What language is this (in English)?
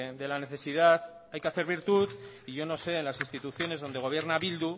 Spanish